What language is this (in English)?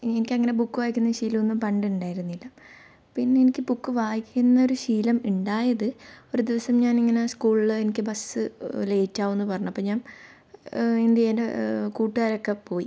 Malayalam